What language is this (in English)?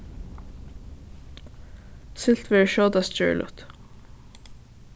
Faroese